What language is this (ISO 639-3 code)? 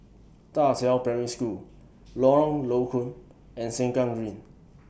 eng